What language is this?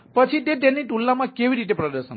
Gujarati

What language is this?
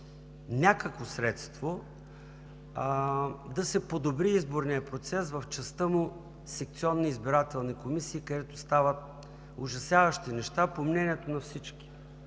Bulgarian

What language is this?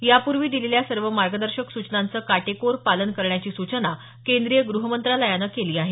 Marathi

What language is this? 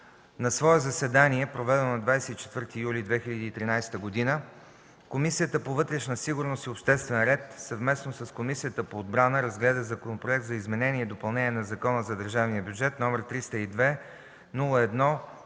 Bulgarian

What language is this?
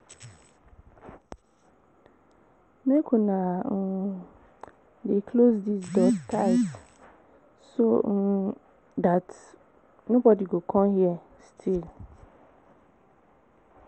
Nigerian Pidgin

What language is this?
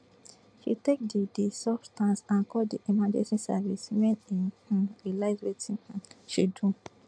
Nigerian Pidgin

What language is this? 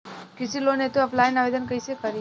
Bhojpuri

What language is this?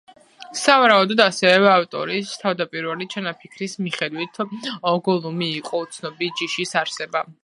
Georgian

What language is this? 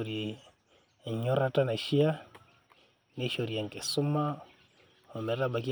Masai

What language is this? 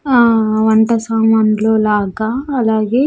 Telugu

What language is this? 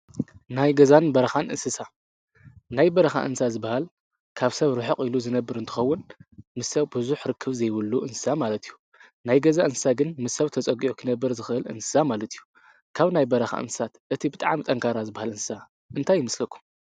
Tigrinya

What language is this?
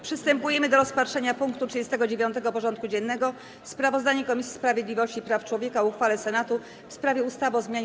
Polish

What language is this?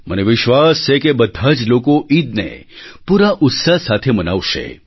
Gujarati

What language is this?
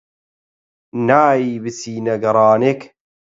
Central Kurdish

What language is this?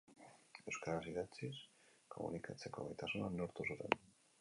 Basque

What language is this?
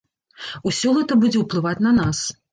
Belarusian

